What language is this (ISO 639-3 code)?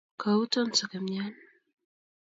kln